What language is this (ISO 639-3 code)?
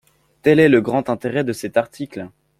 fra